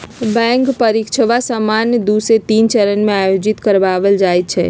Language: Magahi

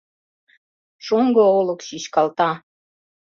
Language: Mari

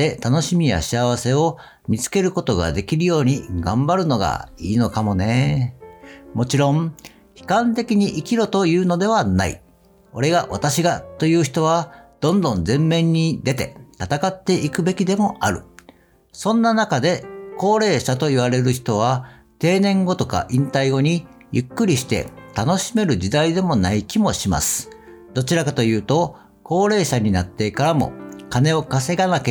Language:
Japanese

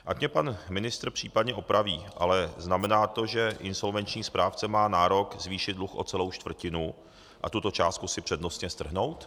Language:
Czech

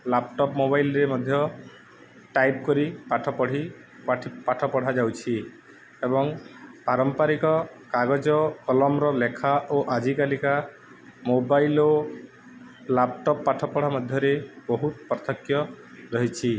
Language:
Odia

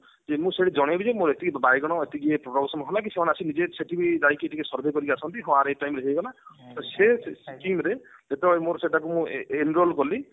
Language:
Odia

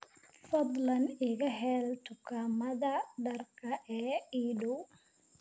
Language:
Somali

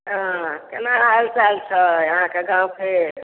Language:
Maithili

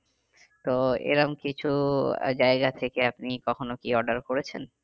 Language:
Bangla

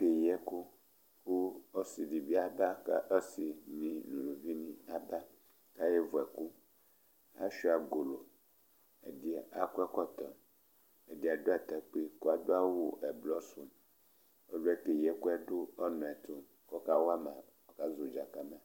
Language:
Ikposo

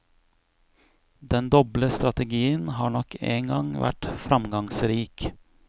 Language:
Norwegian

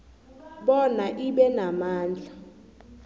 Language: South Ndebele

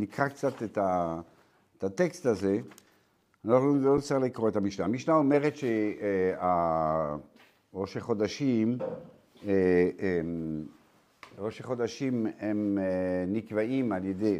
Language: Hebrew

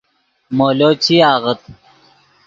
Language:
Yidgha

